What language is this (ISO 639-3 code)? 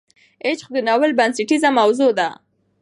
pus